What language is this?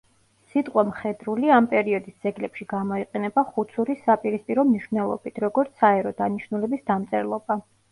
Georgian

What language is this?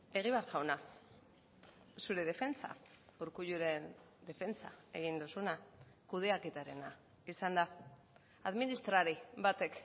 Basque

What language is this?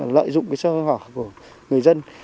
Vietnamese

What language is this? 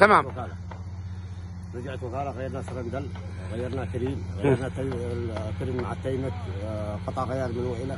Arabic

